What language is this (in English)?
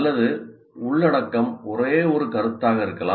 Tamil